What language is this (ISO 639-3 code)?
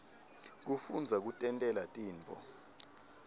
ssw